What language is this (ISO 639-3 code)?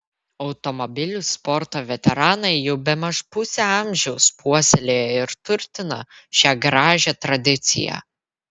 lit